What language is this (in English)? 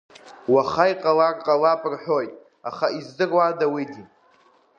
Abkhazian